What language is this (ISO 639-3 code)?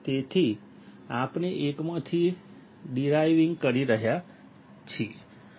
guj